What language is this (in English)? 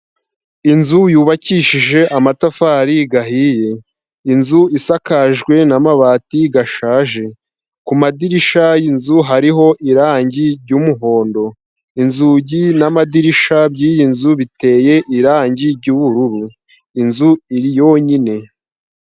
Kinyarwanda